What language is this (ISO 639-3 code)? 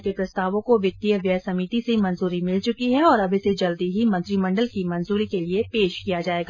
hin